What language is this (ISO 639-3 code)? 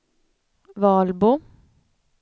swe